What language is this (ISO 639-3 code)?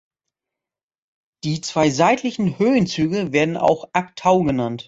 deu